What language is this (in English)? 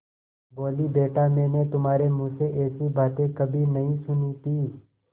Hindi